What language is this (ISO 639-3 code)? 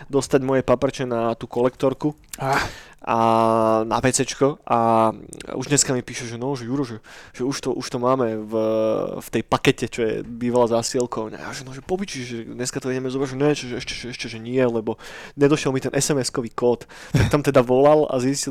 slk